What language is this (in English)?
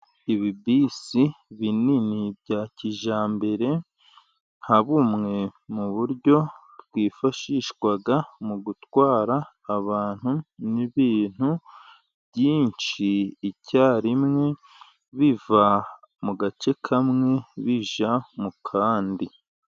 Kinyarwanda